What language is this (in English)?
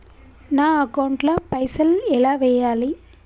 Telugu